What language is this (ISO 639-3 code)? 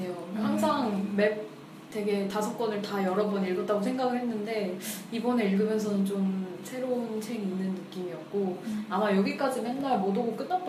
kor